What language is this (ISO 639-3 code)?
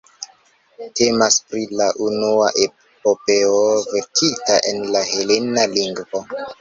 epo